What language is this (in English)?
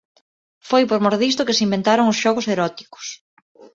Galician